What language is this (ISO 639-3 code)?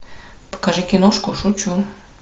rus